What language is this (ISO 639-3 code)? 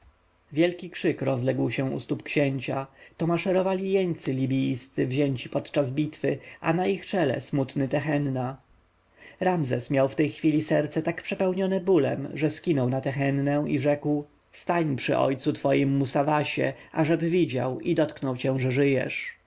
pol